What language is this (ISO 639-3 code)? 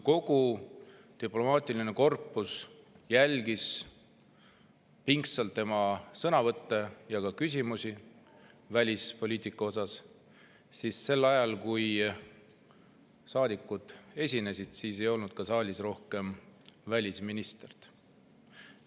est